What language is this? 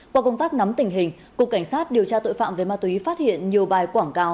Vietnamese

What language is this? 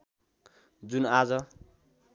Nepali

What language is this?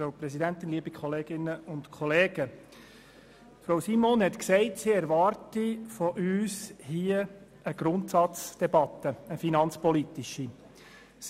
Swiss German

